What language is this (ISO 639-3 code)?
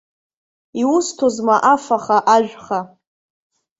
abk